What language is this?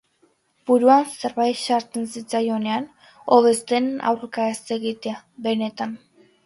Basque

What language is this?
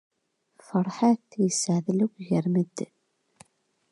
Kabyle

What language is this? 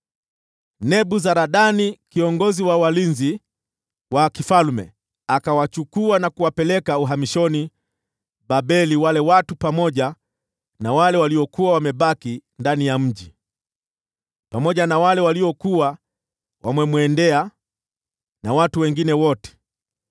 Swahili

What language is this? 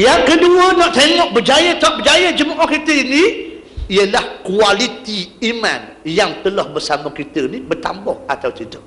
Malay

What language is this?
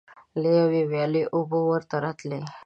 Pashto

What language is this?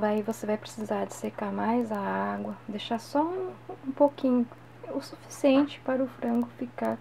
Portuguese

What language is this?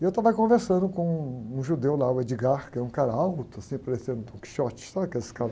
Portuguese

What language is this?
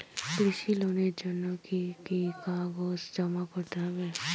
Bangla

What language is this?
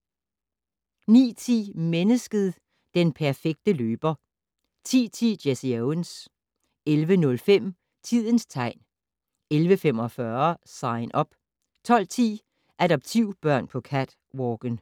Danish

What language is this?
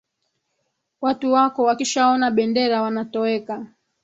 Swahili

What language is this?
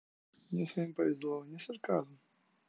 Russian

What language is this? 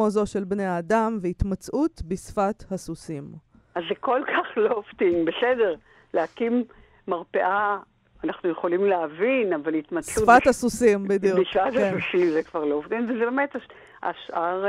Hebrew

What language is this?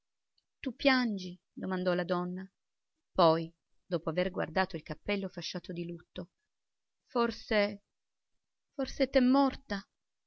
Italian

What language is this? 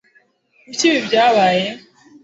Kinyarwanda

